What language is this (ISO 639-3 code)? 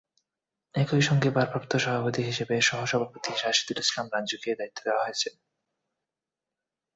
ben